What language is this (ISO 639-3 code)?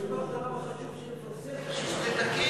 heb